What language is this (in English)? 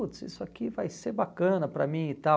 Portuguese